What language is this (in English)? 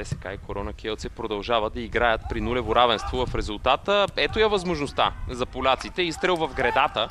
Bulgarian